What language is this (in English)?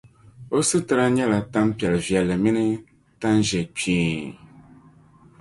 Dagbani